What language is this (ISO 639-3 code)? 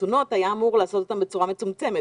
heb